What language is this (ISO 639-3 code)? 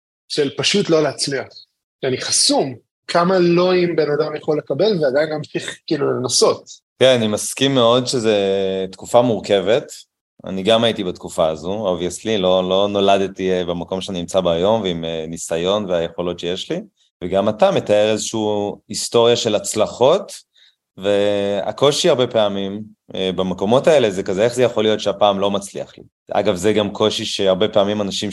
heb